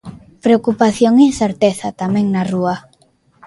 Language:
Galician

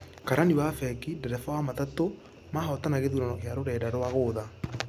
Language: Kikuyu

